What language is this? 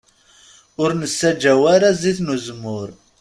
Kabyle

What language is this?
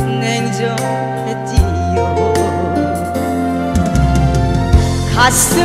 Korean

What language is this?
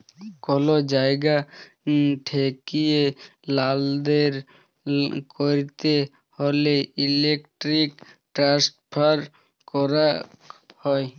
Bangla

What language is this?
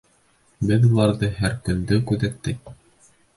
Bashkir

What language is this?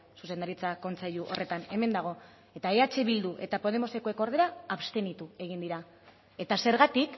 Basque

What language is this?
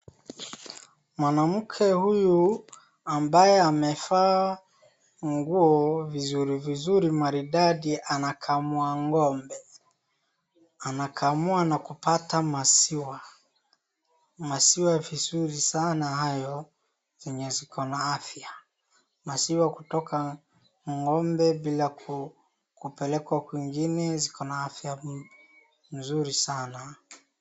Swahili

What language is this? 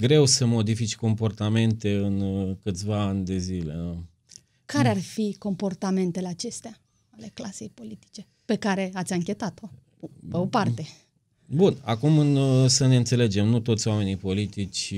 Romanian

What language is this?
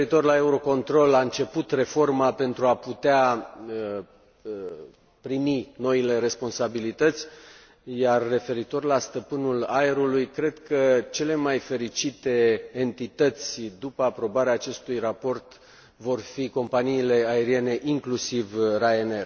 Romanian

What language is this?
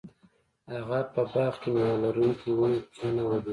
Pashto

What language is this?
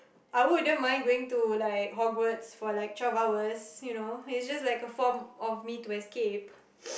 English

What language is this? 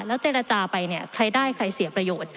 Thai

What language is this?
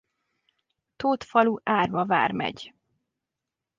Hungarian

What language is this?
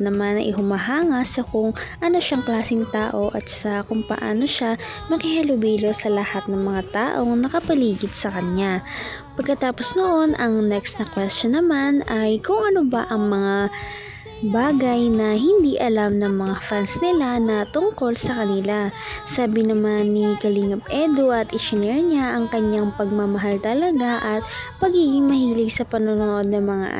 Filipino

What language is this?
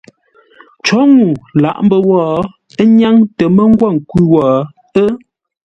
Ngombale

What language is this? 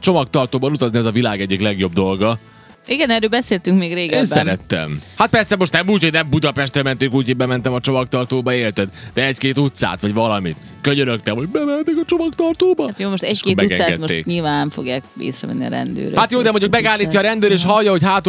Hungarian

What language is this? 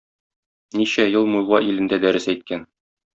Tatar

